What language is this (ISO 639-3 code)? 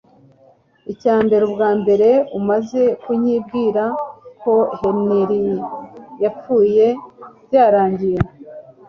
kin